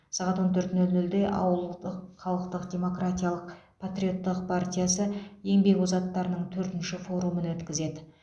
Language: Kazakh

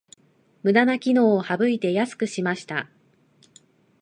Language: Japanese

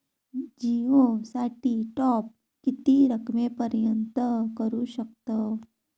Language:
Marathi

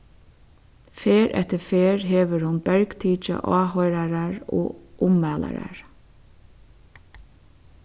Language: Faroese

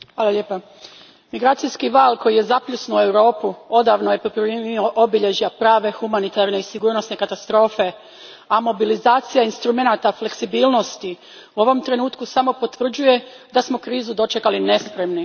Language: Croatian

